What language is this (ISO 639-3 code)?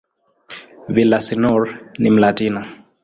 swa